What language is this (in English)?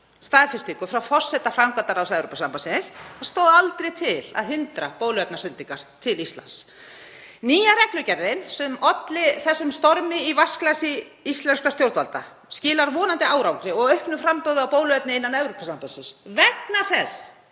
Icelandic